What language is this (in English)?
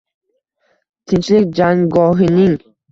Uzbek